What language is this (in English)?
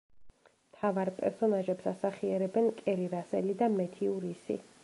Georgian